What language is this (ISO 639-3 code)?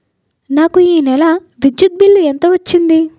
tel